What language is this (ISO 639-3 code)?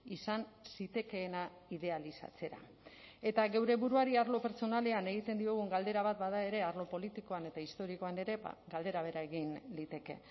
eus